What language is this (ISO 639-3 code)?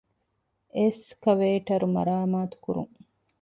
div